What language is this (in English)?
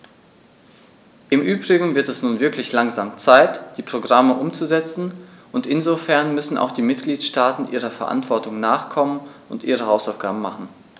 German